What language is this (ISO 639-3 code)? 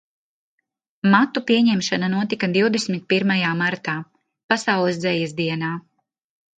lav